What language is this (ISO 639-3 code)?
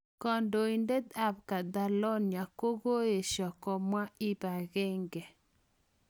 kln